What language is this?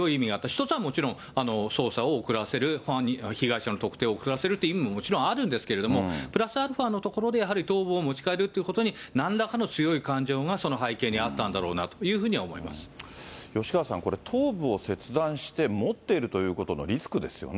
Japanese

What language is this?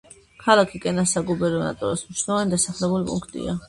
Georgian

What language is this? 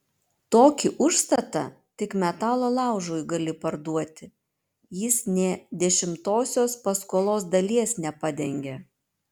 Lithuanian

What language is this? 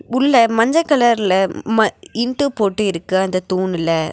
Tamil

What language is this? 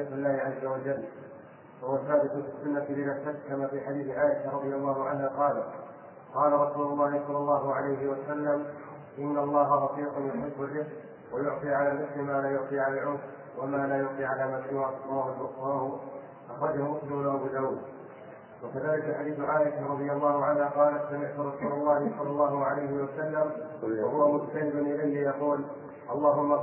Arabic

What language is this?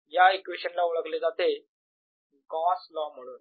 Marathi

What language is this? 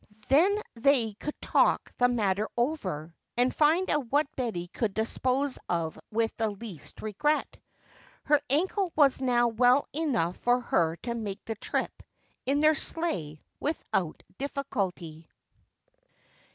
English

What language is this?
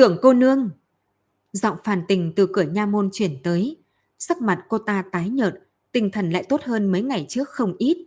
Vietnamese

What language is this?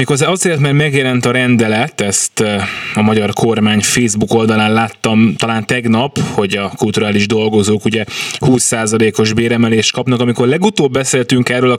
Hungarian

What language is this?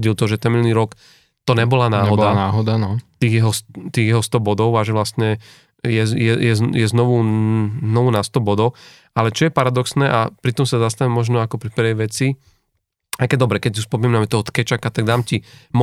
Slovak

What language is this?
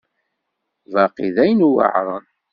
Kabyle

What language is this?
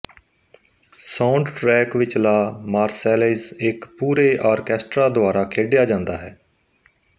Punjabi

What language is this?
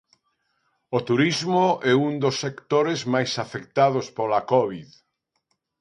Galician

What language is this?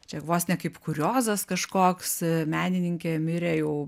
Lithuanian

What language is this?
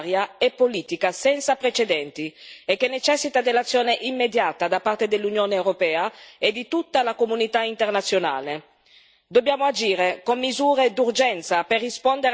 Italian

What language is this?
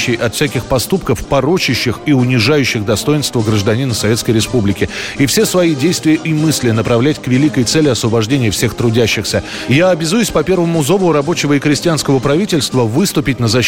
Russian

